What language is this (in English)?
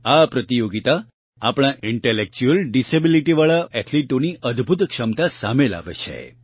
Gujarati